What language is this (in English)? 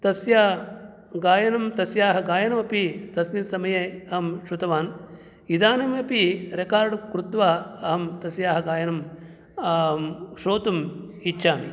Sanskrit